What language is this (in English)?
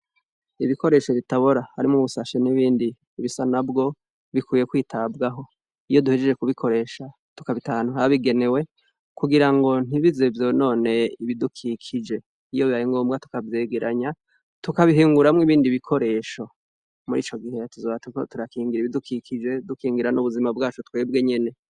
Rundi